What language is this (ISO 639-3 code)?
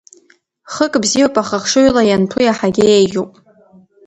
abk